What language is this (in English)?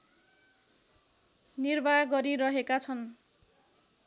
Nepali